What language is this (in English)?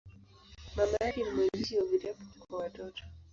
Swahili